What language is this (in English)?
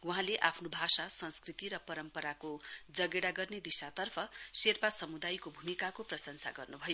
Nepali